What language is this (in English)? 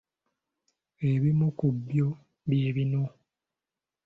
Ganda